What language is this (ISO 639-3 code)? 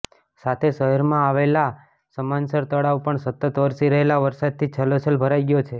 guj